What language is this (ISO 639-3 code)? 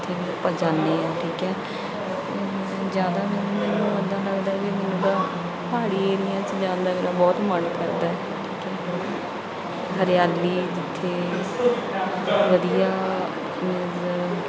pan